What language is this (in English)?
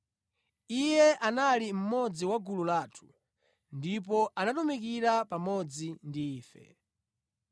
Nyanja